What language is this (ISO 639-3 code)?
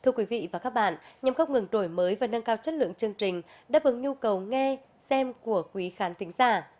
vie